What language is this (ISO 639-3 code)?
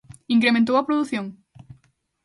glg